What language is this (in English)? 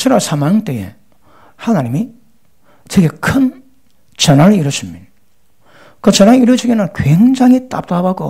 Korean